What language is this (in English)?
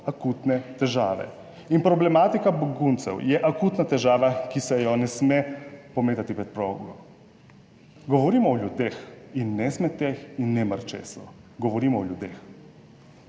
Slovenian